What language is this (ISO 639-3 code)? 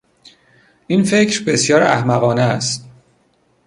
fas